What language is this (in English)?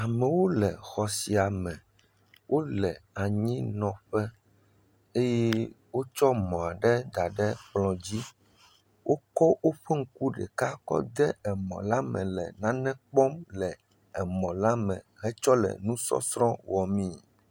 Ewe